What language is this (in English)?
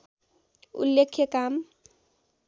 Nepali